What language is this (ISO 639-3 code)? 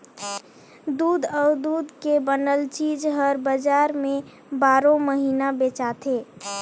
hne